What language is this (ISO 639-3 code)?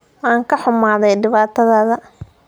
som